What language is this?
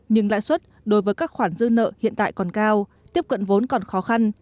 Vietnamese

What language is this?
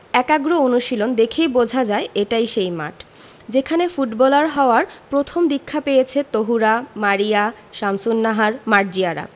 Bangla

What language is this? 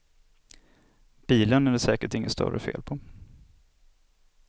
Swedish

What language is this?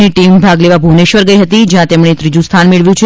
Gujarati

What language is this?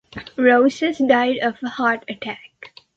English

